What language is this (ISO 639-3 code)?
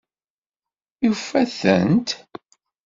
kab